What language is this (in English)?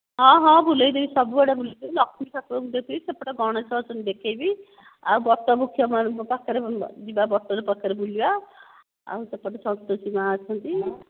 Odia